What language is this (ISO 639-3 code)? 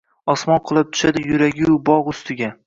uzb